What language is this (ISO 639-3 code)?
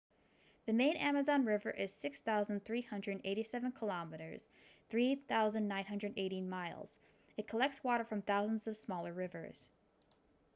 eng